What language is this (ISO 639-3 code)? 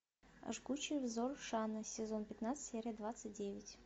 rus